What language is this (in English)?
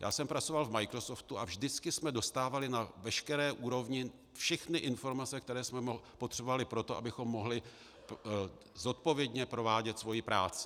Czech